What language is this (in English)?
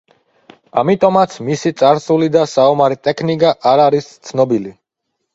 Georgian